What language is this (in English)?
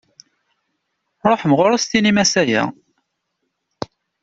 Kabyle